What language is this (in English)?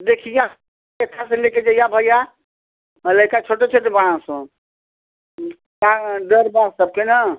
Hindi